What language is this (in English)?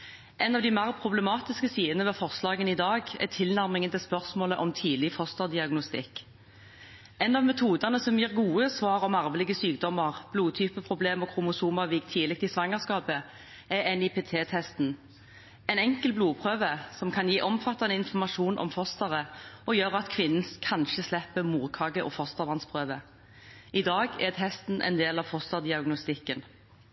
Norwegian Bokmål